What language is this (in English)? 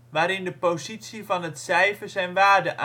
Dutch